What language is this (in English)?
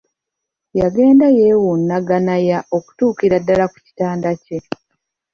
Ganda